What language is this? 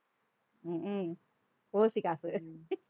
Tamil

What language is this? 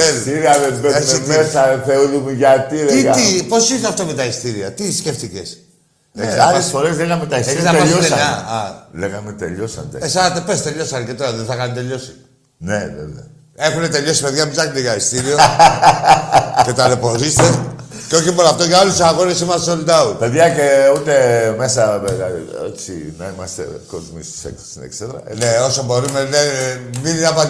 Greek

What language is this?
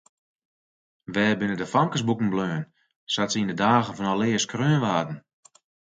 Western Frisian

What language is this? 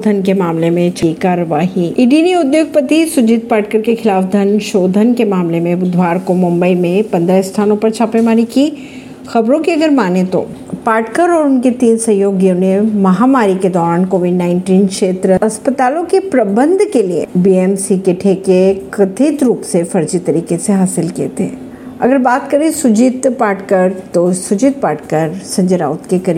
Hindi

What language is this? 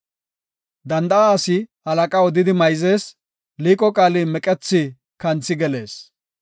Gofa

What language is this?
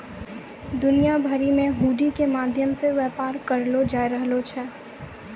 Maithili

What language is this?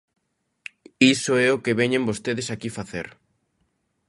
Galician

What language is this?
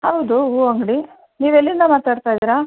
Kannada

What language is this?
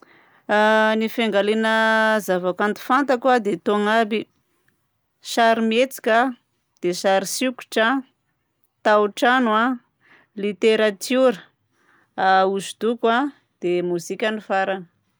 Southern Betsimisaraka Malagasy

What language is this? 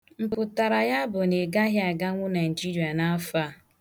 Igbo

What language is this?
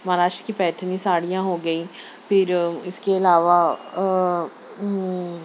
Urdu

